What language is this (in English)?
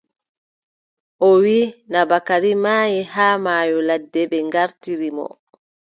Adamawa Fulfulde